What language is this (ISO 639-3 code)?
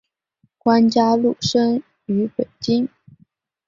zho